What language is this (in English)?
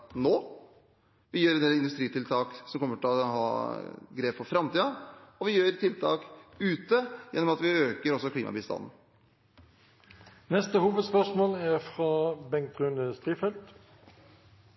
Norwegian